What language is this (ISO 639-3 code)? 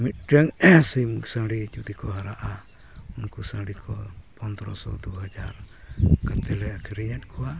sat